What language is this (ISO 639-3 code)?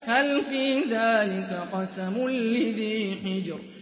ara